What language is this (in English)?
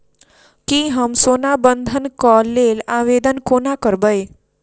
Maithili